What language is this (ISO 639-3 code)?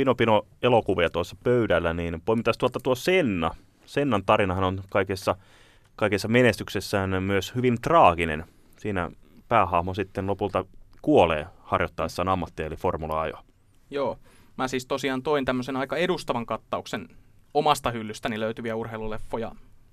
fin